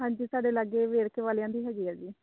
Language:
Punjabi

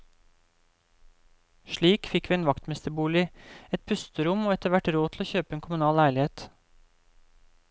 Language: Norwegian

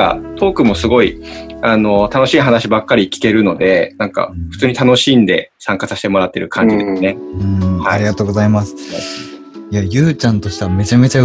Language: Japanese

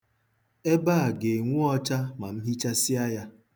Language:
Igbo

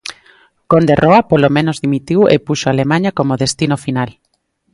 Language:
Galician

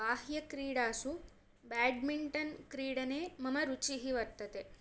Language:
Sanskrit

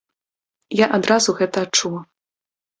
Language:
Belarusian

